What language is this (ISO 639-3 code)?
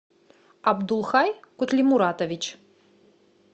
rus